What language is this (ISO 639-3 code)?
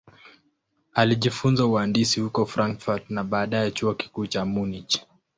swa